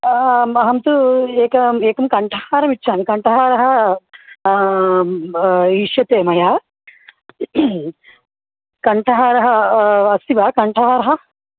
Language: Sanskrit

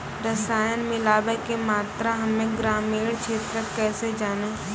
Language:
Maithili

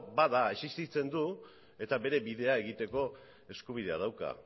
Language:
Basque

